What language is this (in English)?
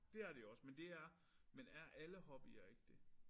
Danish